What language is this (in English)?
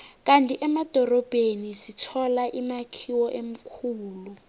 South Ndebele